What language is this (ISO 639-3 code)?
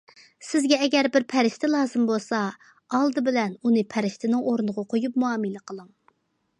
uig